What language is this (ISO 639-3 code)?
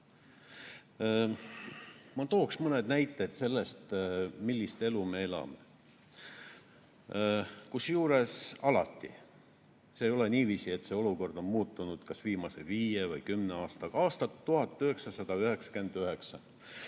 est